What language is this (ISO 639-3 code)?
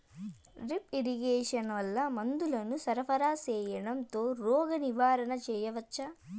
tel